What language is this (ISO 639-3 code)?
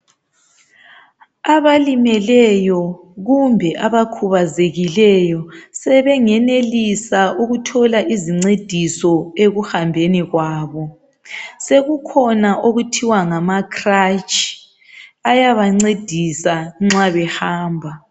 nde